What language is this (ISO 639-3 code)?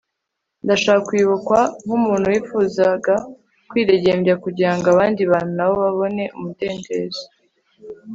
kin